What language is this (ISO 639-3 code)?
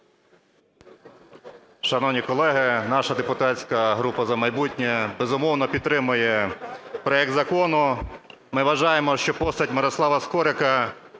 ukr